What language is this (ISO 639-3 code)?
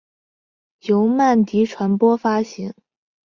zho